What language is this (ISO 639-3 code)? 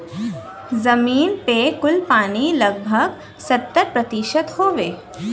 bho